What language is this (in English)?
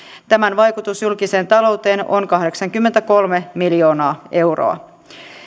Finnish